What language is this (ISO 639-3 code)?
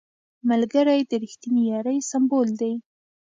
pus